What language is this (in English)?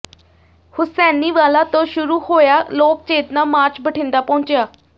Punjabi